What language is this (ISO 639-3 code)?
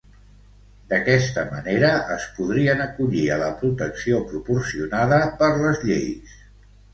cat